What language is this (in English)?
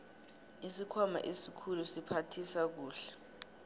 South Ndebele